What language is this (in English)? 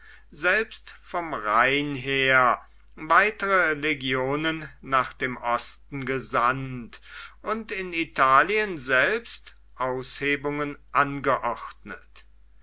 German